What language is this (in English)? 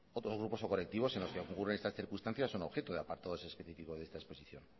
Spanish